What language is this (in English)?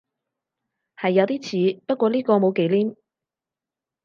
Cantonese